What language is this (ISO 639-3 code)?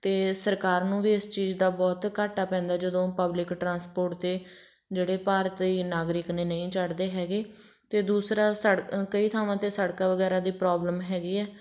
pan